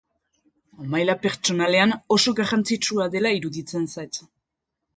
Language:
Basque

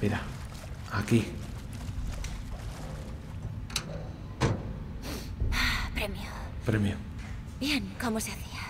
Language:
Spanish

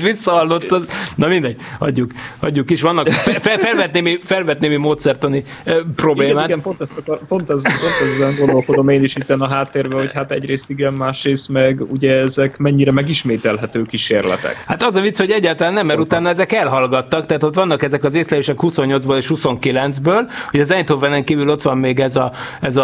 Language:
Hungarian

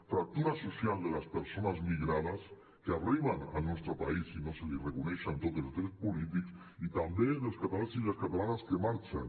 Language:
Catalan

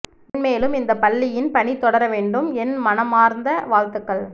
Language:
Tamil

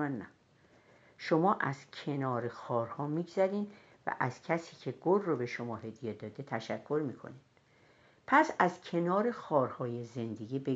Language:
Persian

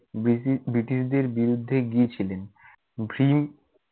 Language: Bangla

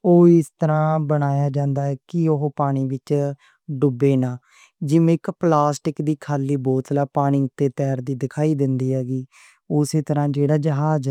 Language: Western Panjabi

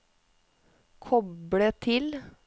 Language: Norwegian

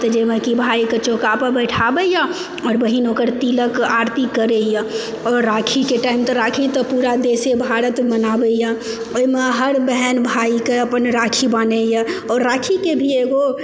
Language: Maithili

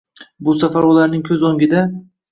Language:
Uzbek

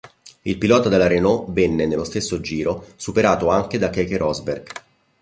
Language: Italian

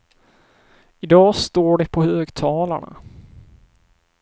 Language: Swedish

